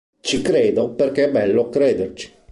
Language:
Italian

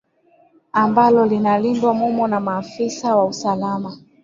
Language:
Swahili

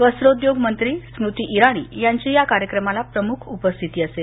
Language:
Marathi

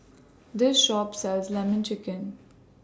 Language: English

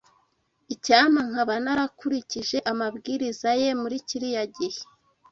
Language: Kinyarwanda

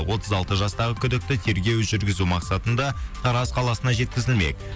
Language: Kazakh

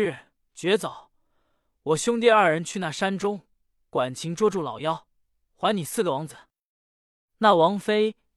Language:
Chinese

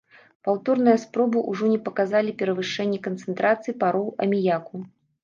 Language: Belarusian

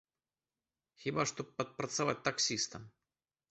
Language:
Belarusian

